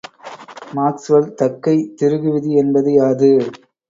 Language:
Tamil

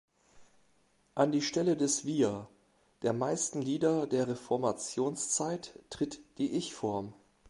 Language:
German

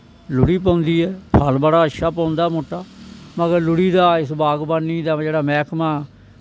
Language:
Dogri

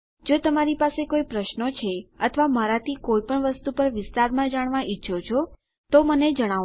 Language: Gujarati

